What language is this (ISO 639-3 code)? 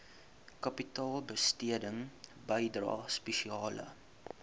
afr